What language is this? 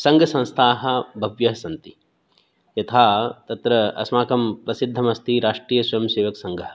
Sanskrit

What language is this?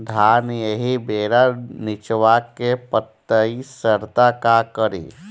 Bhojpuri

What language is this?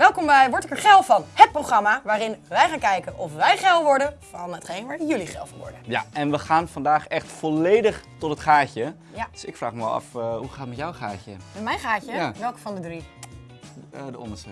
Dutch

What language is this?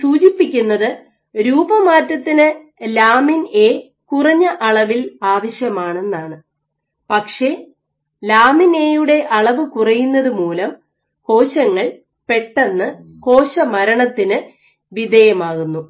Malayalam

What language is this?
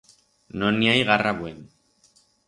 Aragonese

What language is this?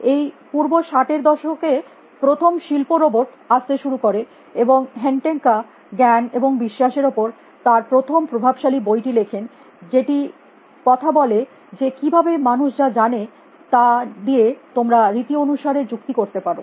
Bangla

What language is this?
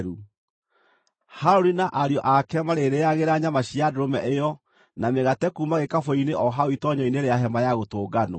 Kikuyu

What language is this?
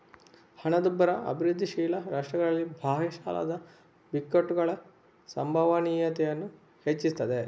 Kannada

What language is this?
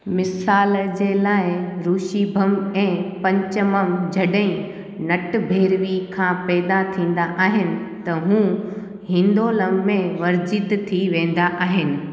Sindhi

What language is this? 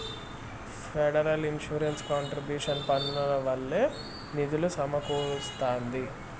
Telugu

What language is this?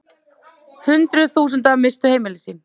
Icelandic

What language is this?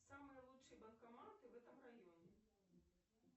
Russian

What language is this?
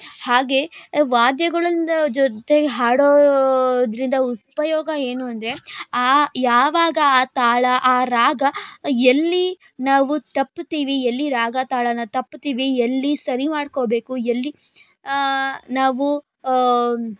Kannada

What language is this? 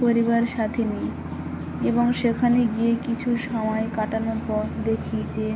Bangla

